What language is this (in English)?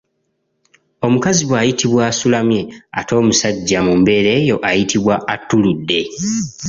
Ganda